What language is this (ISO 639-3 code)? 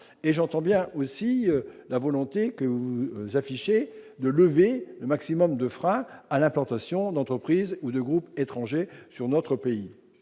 fra